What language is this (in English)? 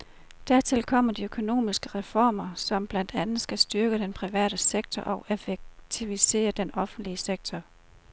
Danish